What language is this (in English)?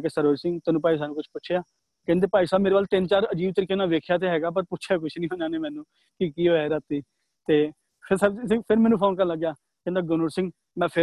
Punjabi